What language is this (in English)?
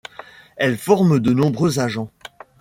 French